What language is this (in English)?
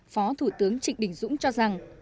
Vietnamese